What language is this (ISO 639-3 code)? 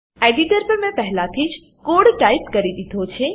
guj